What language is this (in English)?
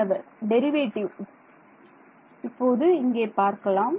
Tamil